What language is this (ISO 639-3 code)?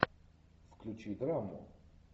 rus